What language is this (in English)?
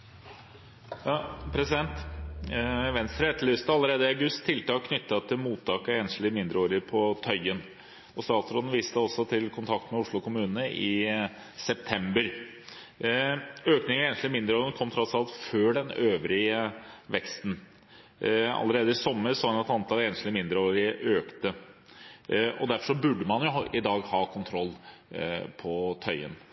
Norwegian